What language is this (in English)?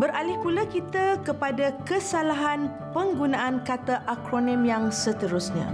Malay